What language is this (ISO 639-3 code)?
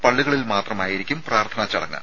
mal